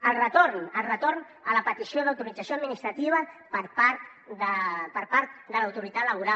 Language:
Catalan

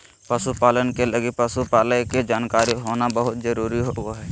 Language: Magahi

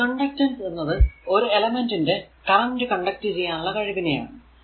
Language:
Malayalam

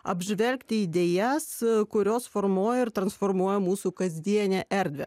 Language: Lithuanian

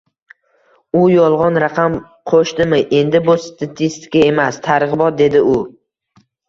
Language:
Uzbek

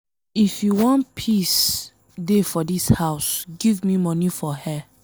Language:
Nigerian Pidgin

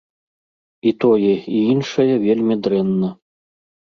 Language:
Belarusian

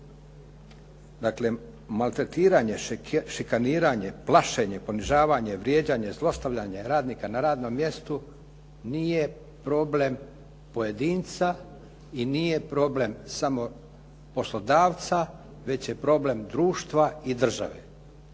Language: Croatian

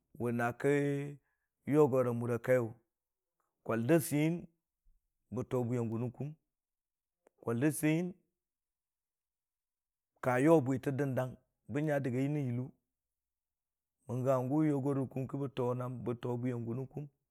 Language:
Dijim-Bwilim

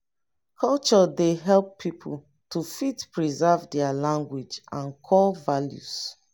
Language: Nigerian Pidgin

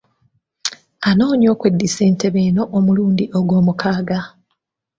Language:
Ganda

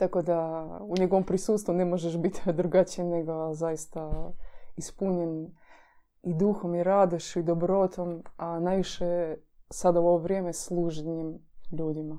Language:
Croatian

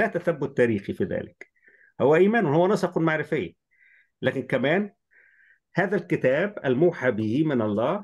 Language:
Arabic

